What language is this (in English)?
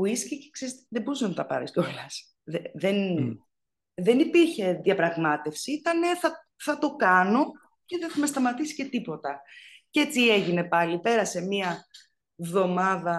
Greek